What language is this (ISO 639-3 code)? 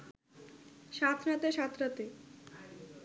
ben